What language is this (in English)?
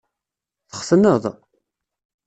Kabyle